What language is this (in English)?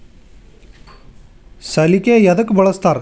Kannada